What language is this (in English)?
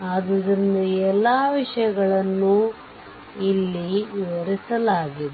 Kannada